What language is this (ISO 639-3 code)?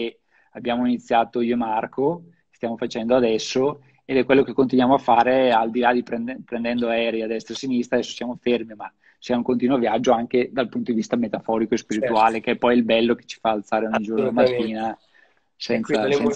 ita